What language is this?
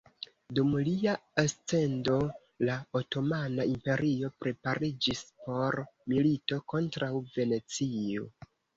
Esperanto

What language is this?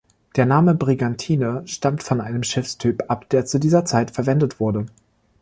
German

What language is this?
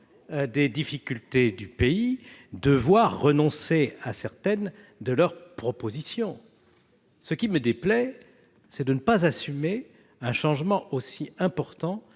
French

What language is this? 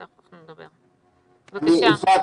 Hebrew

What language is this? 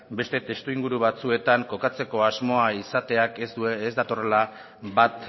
Basque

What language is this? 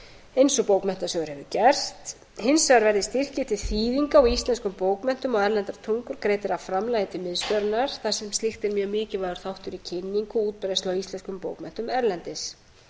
Icelandic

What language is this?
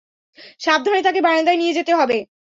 Bangla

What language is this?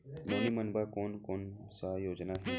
Chhattisgarhi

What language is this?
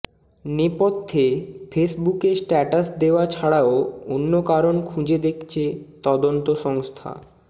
Bangla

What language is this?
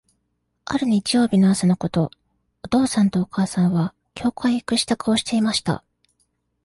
Japanese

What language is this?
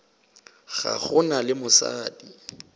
Northern Sotho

